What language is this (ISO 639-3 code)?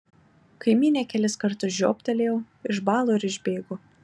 lit